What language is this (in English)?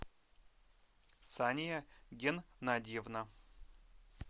Russian